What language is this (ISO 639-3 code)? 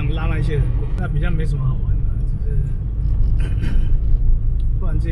zho